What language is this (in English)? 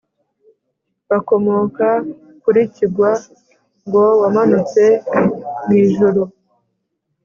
Kinyarwanda